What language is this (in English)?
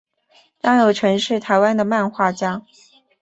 Chinese